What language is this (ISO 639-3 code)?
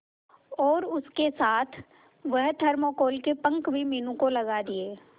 hin